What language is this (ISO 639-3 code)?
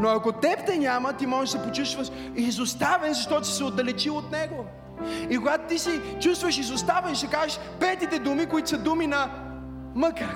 bul